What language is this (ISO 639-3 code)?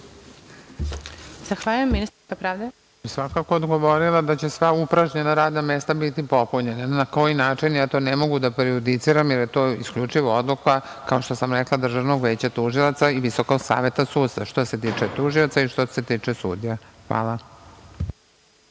srp